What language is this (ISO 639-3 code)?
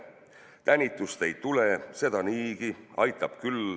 est